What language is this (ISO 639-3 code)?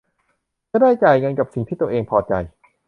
tha